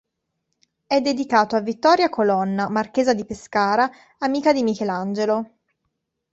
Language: Italian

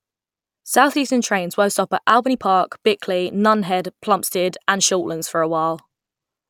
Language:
English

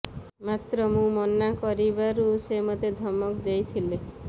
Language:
Odia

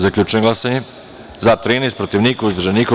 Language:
Serbian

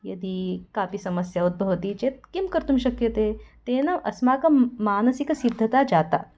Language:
Sanskrit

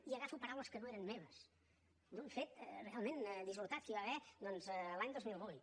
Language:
Catalan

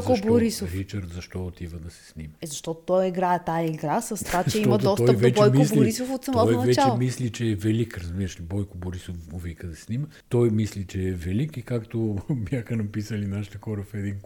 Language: Bulgarian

